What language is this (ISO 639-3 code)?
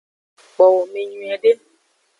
ajg